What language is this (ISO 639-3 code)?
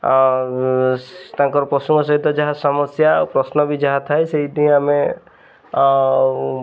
ori